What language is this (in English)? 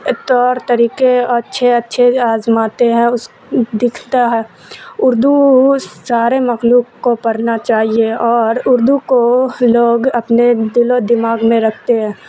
Urdu